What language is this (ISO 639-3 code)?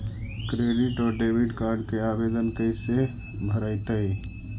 mag